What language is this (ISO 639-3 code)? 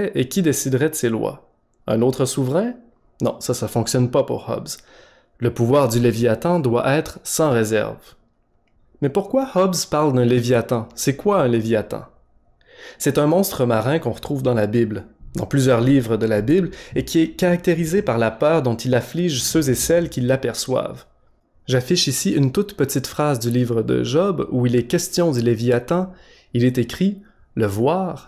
fra